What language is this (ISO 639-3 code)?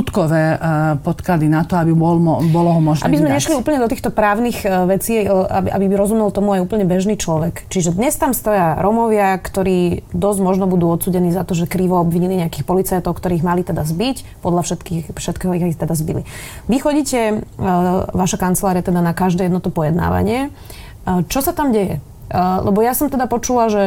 slk